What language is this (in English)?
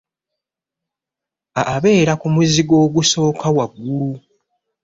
Ganda